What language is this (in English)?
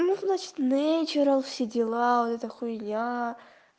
Russian